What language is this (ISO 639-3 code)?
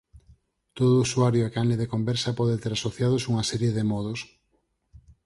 glg